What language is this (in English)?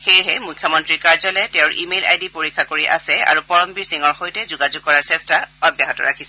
Assamese